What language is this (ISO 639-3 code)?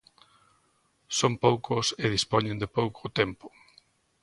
glg